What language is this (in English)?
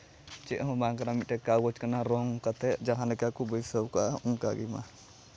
Santali